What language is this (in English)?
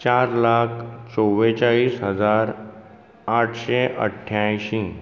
Konkani